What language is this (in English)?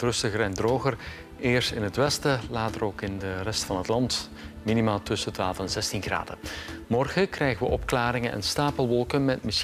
Dutch